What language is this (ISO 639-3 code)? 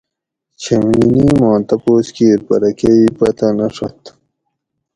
gwc